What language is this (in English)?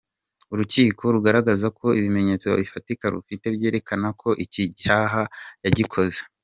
Kinyarwanda